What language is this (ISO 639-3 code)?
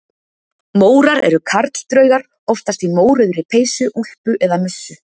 isl